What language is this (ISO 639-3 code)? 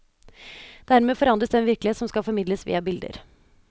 nor